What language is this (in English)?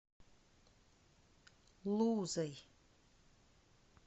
Russian